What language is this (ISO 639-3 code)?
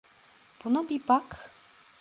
tur